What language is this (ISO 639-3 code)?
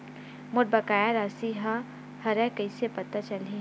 hne